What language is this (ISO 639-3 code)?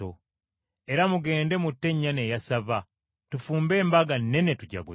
lug